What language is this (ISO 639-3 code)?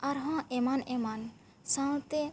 sat